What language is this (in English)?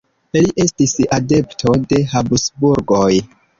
Esperanto